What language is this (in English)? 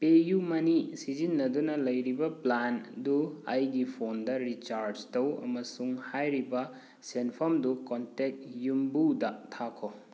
Manipuri